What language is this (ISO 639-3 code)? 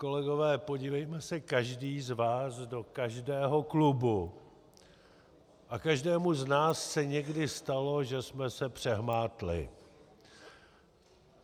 ces